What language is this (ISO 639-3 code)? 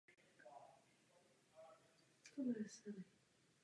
ces